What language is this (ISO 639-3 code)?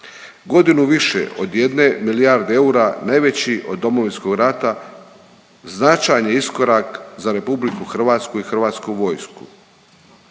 hrv